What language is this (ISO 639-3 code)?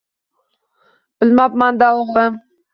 uzb